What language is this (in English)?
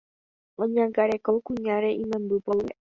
Guarani